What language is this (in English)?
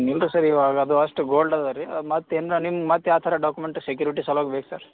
Kannada